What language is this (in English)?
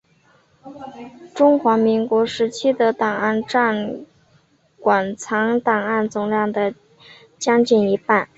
Chinese